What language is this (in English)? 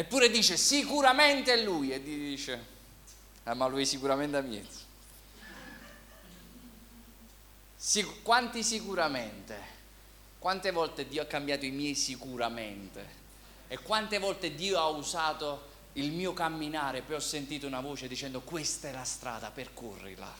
Italian